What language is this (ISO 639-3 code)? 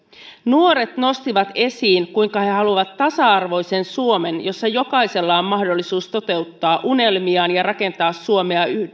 fin